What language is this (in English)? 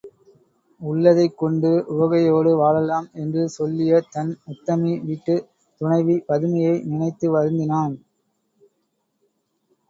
Tamil